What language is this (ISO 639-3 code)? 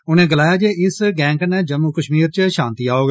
doi